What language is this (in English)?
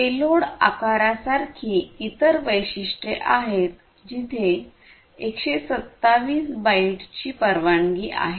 Marathi